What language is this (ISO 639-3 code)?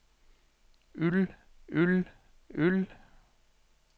nor